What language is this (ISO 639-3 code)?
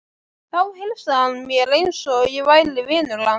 isl